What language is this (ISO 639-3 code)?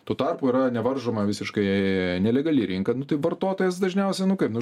lit